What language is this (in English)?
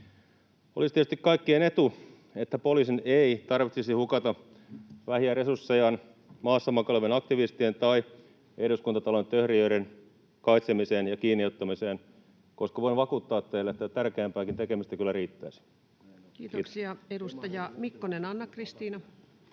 Finnish